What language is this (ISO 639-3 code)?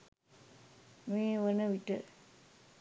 sin